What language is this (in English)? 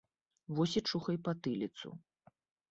Belarusian